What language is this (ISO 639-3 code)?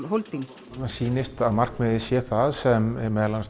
isl